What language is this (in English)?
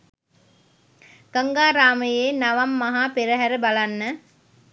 Sinhala